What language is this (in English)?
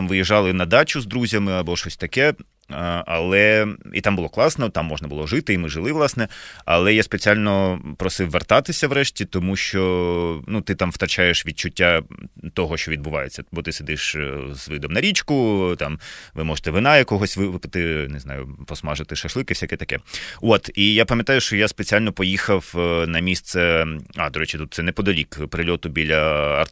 Ukrainian